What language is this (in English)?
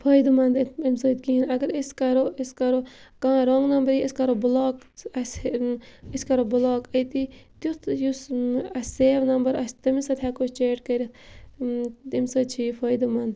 Kashmiri